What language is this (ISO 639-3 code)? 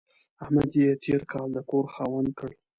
pus